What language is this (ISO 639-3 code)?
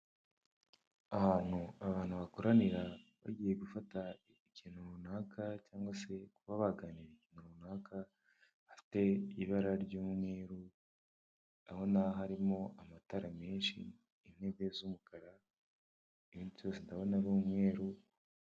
kin